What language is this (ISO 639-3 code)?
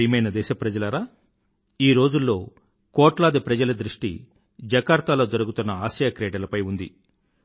tel